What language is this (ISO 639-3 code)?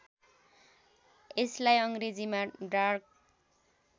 nep